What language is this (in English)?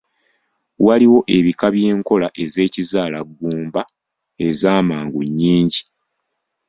Ganda